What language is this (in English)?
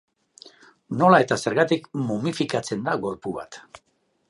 Basque